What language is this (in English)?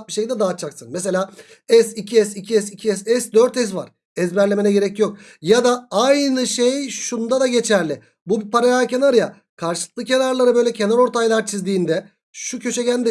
Turkish